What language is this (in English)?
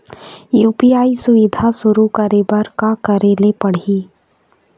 Chhattisgarhi